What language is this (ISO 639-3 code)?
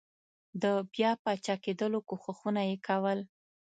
pus